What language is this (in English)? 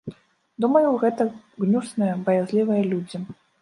Belarusian